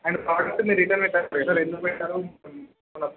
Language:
Telugu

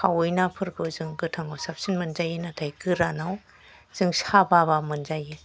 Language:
Bodo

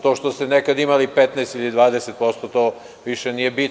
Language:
Serbian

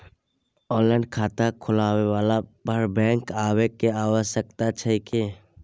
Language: Maithili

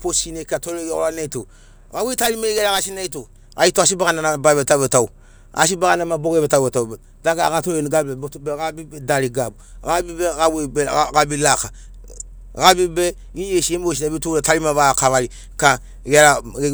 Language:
Sinaugoro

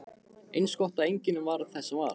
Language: Icelandic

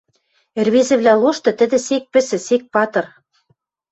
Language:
Western Mari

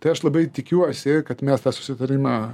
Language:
Lithuanian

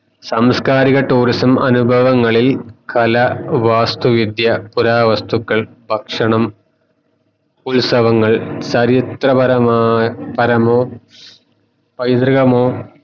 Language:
Malayalam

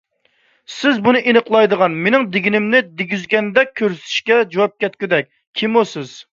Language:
Uyghur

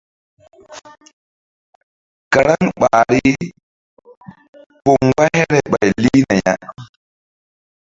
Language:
Mbum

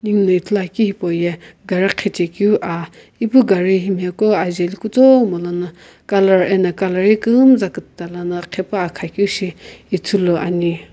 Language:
Sumi Naga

